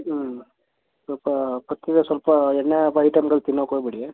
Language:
Kannada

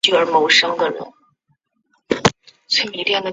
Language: Chinese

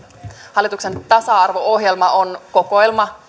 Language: Finnish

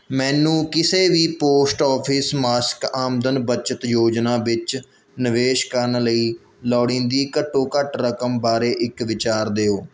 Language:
Punjabi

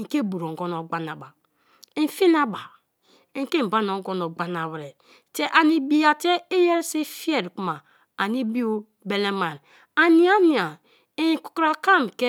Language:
Kalabari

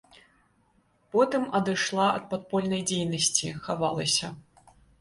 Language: Belarusian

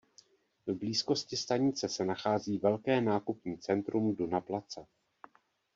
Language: Czech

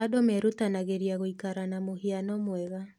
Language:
Kikuyu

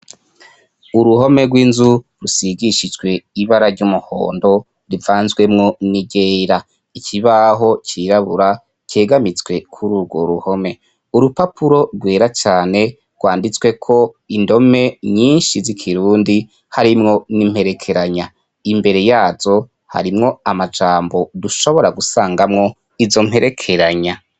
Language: Rundi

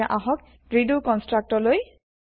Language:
Assamese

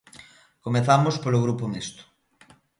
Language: Galician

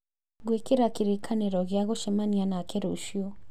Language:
Kikuyu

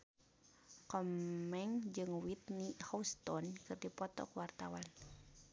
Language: Sundanese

